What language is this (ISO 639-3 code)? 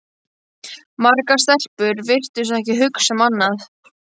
isl